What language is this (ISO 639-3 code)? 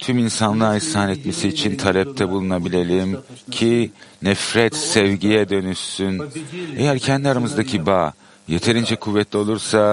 tur